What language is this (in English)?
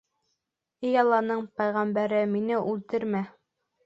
Bashkir